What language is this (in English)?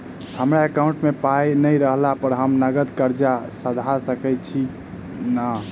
Maithili